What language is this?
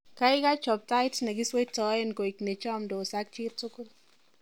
Kalenjin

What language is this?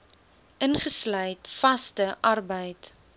Afrikaans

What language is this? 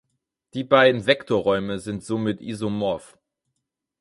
German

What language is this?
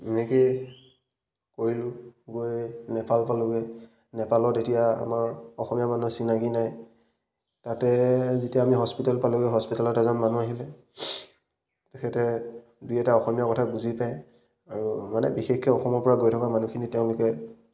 Assamese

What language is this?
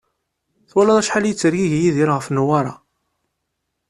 Kabyle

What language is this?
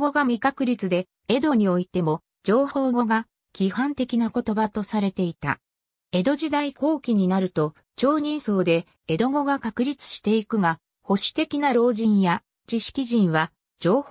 Japanese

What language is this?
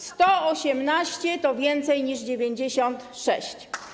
Polish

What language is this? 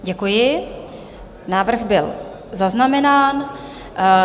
Czech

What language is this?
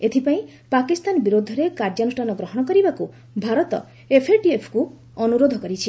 Odia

